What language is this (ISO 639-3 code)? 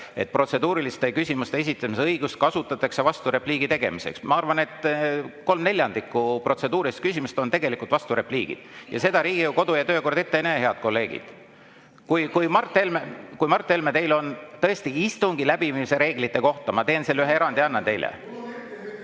est